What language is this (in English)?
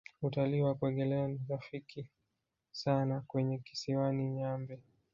Swahili